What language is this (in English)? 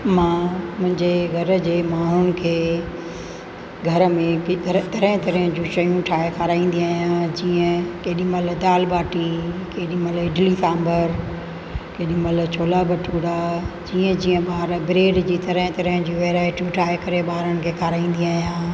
Sindhi